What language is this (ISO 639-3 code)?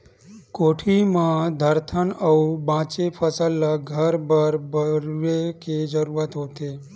hne